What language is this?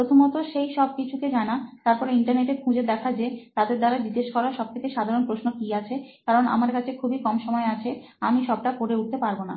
Bangla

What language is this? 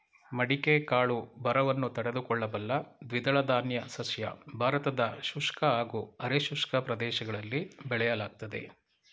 Kannada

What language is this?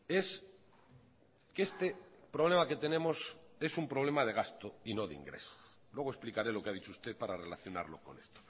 Spanish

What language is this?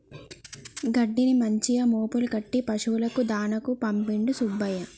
Telugu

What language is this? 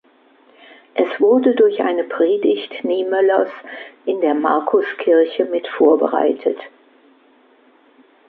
German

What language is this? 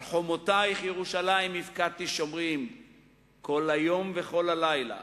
Hebrew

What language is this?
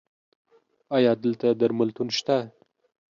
Pashto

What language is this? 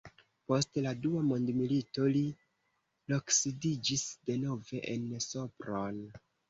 Esperanto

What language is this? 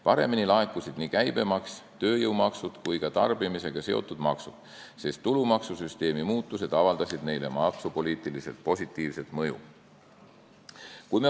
Estonian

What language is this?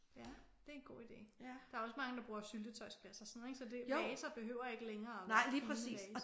Danish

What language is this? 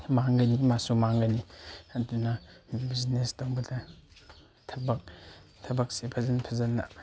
Manipuri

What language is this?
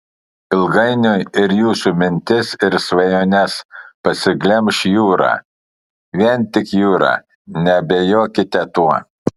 Lithuanian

